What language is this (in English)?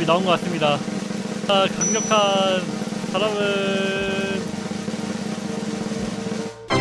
Korean